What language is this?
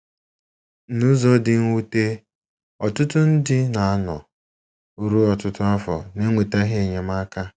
Igbo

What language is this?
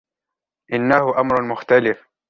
Arabic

